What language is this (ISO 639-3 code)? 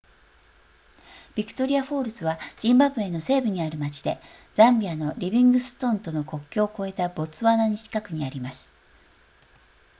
jpn